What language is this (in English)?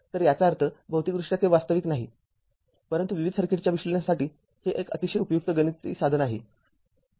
Marathi